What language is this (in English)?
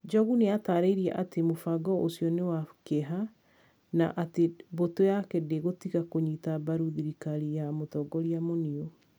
Kikuyu